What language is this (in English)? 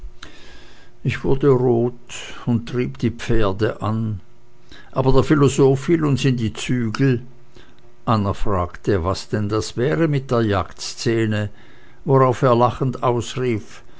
German